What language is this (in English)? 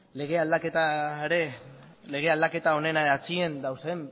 Basque